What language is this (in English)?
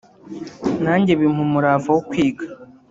Kinyarwanda